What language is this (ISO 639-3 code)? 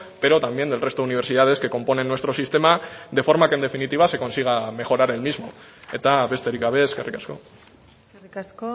spa